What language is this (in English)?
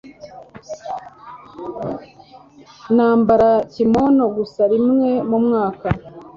Kinyarwanda